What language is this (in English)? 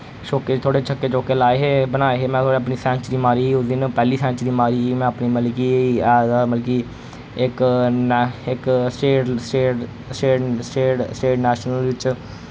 Dogri